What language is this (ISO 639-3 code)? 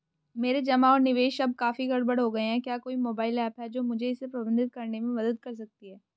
hin